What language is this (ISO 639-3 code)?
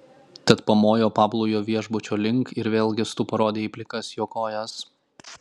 lit